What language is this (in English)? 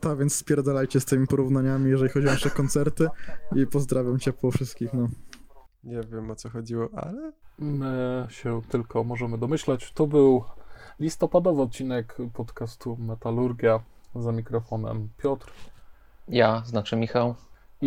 Polish